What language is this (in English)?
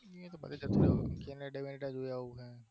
Gujarati